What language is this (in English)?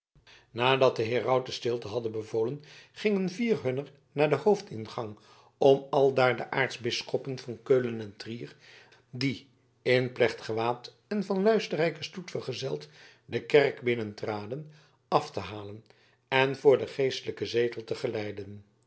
Dutch